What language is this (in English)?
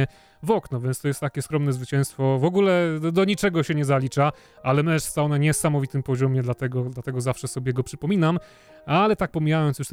Polish